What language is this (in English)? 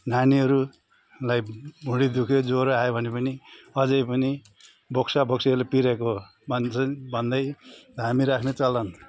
Nepali